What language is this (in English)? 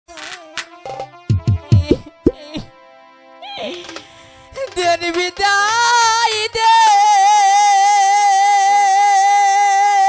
Arabic